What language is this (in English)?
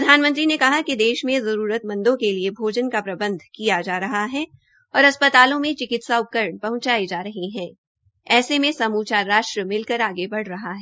Hindi